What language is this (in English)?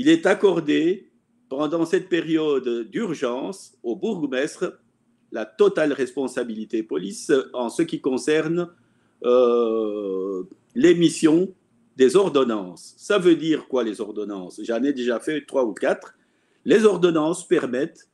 French